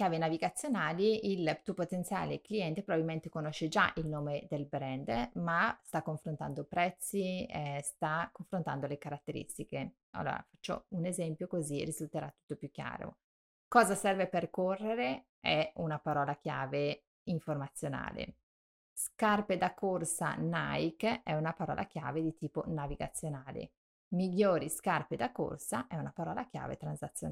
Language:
Italian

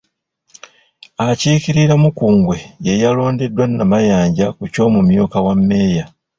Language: Ganda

